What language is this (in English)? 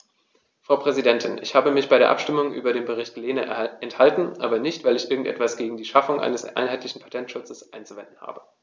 German